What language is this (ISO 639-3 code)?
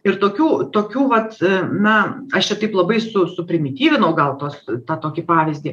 lit